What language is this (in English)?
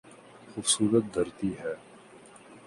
Urdu